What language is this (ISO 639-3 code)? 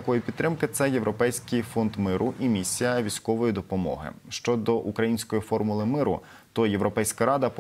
ukr